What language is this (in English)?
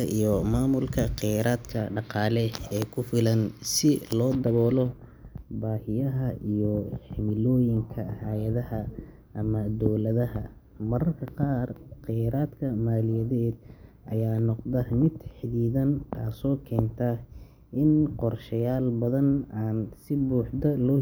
Somali